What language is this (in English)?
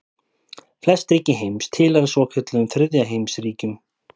Icelandic